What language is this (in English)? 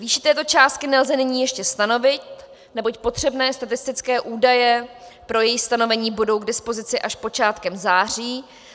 Czech